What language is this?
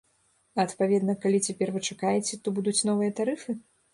Belarusian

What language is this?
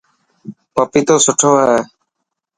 Dhatki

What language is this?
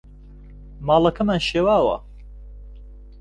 Central Kurdish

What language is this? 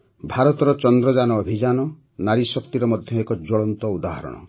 Odia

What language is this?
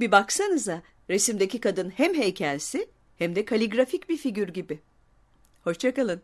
Turkish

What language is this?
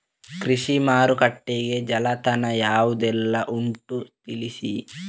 Kannada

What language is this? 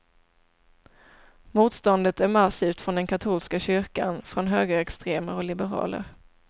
Swedish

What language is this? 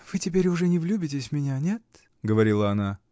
Russian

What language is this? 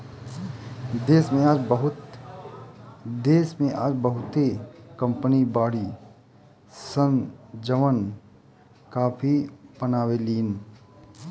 Bhojpuri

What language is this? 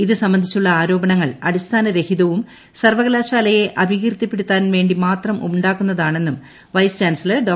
Malayalam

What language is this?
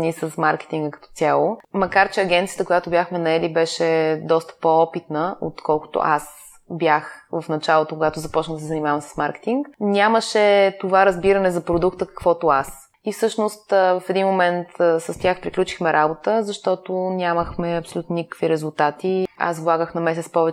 Bulgarian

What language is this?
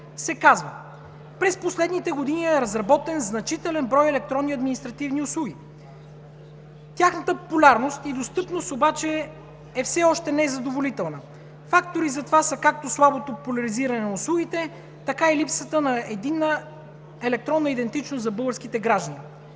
Bulgarian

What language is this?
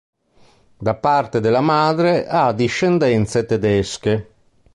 Italian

